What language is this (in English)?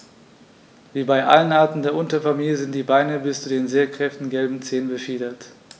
German